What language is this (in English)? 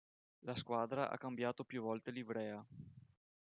Italian